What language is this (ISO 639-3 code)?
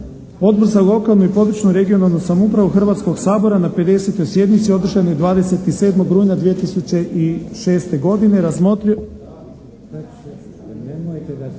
hrv